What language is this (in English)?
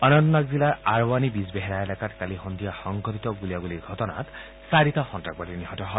Assamese